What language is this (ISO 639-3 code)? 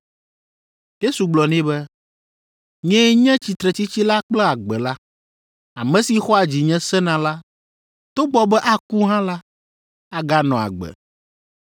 ewe